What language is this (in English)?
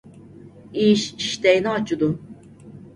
Uyghur